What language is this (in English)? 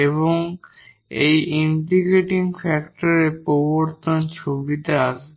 Bangla